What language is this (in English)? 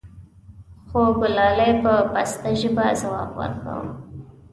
Pashto